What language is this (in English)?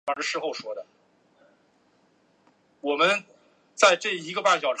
Chinese